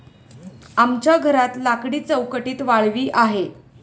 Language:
Marathi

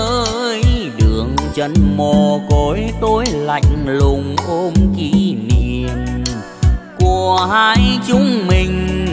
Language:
Vietnamese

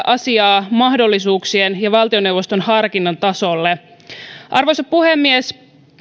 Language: Finnish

